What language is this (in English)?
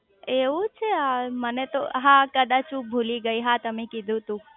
Gujarati